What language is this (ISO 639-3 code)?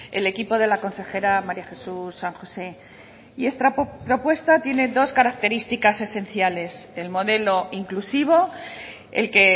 spa